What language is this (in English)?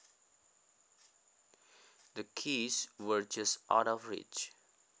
Javanese